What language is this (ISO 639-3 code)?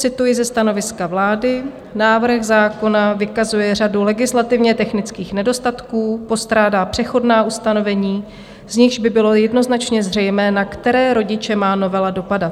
ces